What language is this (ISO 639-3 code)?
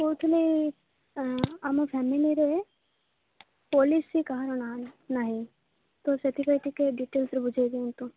ori